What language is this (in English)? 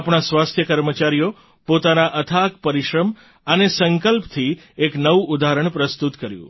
Gujarati